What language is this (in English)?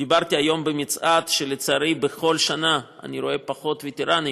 Hebrew